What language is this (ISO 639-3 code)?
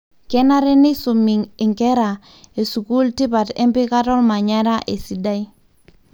mas